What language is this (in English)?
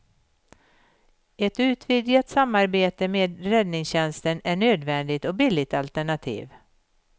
Swedish